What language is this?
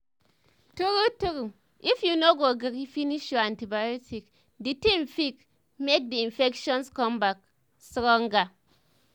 Nigerian Pidgin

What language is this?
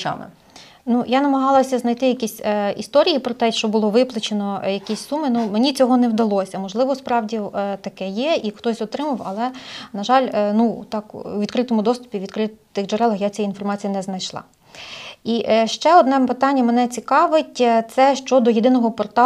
Ukrainian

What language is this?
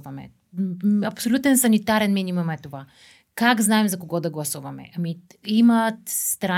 Bulgarian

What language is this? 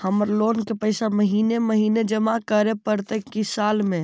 Magahi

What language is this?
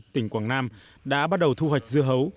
Vietnamese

